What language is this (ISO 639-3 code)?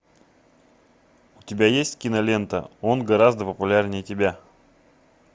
rus